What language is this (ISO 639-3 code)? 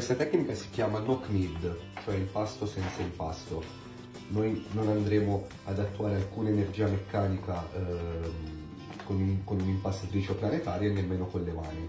ita